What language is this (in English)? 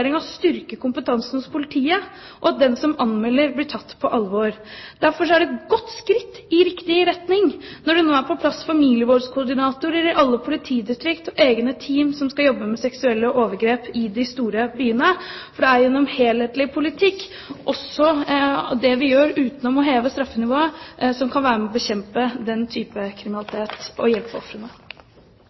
Norwegian Bokmål